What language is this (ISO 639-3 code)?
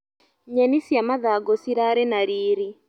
kik